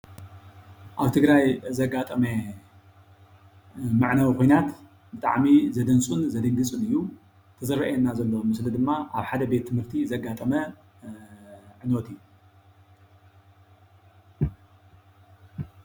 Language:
Tigrinya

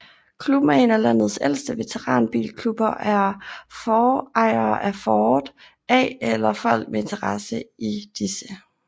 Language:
Danish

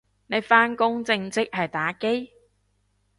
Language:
Cantonese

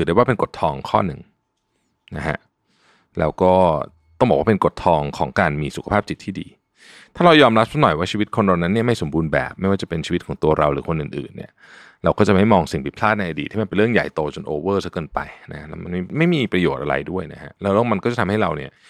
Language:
Thai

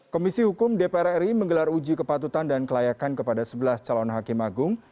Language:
Indonesian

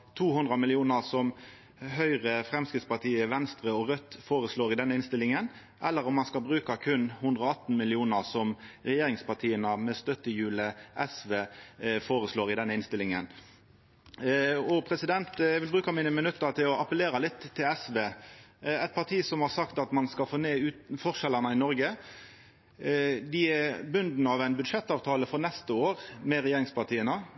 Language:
Norwegian Nynorsk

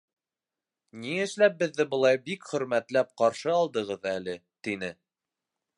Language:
Bashkir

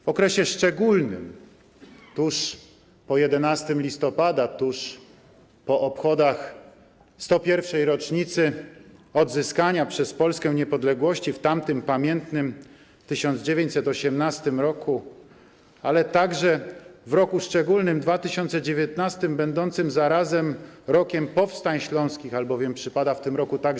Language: Polish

